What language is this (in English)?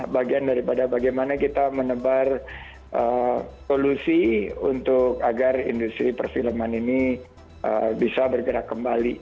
Indonesian